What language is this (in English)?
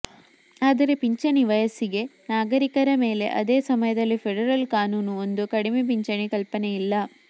Kannada